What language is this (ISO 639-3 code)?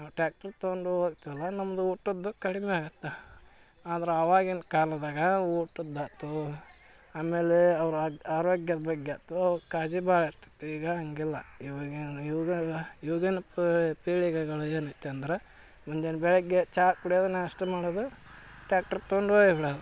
kan